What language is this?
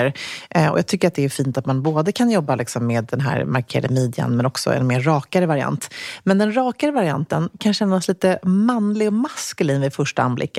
Swedish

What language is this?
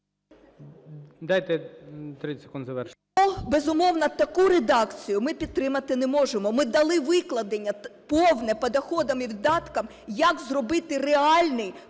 Ukrainian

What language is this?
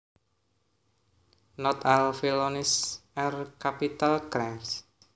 Javanese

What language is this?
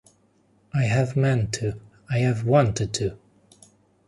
English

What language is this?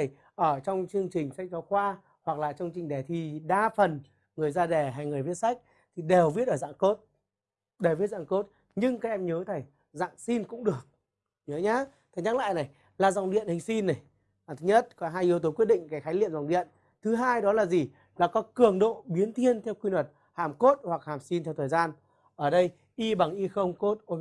Vietnamese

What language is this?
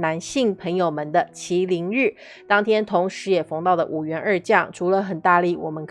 Chinese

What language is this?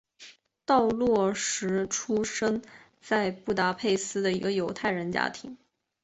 Chinese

